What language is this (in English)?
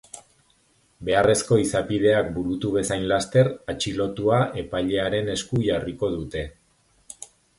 Basque